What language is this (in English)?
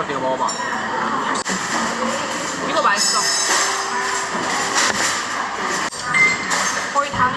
Korean